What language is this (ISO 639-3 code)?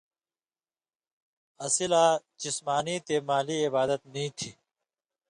mvy